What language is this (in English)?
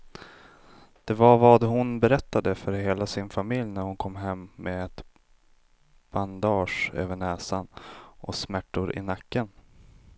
Swedish